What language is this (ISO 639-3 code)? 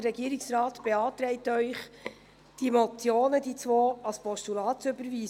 gsw